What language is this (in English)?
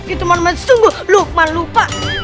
Indonesian